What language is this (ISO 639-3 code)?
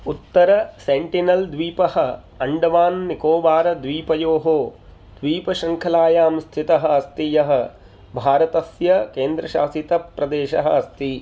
san